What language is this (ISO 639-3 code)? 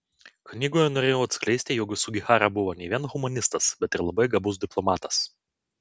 lit